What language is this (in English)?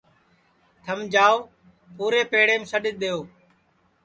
Sansi